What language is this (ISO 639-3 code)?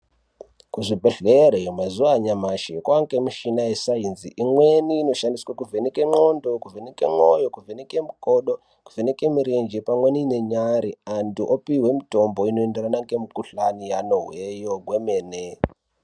ndc